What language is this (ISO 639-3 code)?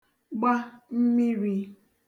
ibo